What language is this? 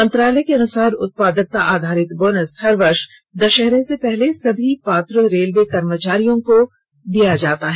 Hindi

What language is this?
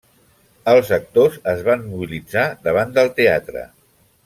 Catalan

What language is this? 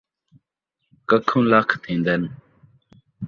Saraiki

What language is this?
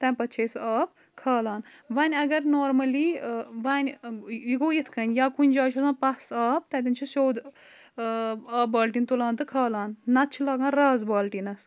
Kashmiri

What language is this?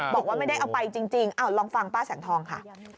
Thai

